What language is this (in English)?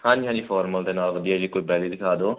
Punjabi